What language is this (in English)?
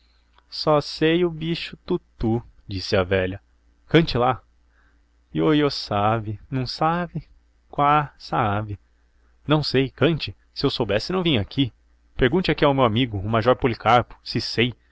Portuguese